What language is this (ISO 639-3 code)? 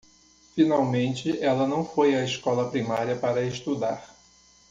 por